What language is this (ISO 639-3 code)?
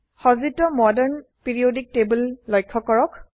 asm